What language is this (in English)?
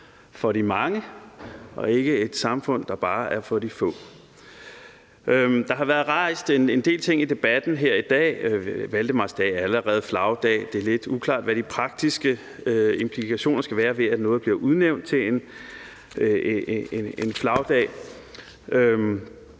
Danish